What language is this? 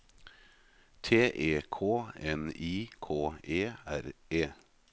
Norwegian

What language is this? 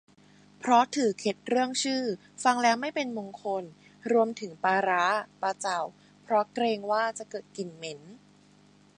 Thai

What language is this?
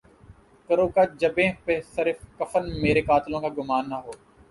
Urdu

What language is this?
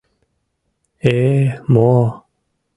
Mari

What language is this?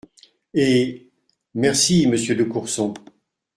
French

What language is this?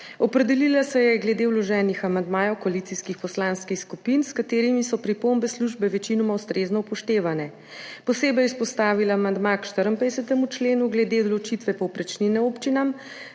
Slovenian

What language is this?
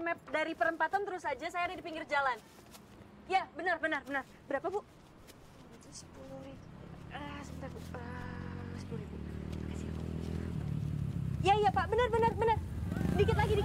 Indonesian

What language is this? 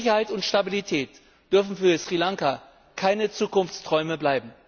German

